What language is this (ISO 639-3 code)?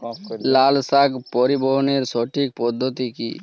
ben